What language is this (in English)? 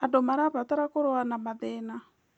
Kikuyu